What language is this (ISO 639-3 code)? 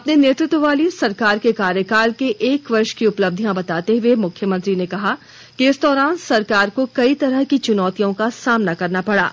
hin